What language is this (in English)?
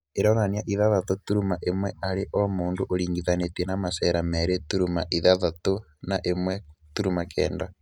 Kikuyu